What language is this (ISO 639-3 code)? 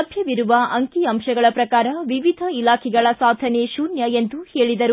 kan